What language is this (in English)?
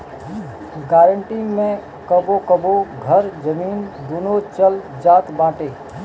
Bhojpuri